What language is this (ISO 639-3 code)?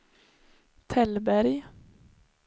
swe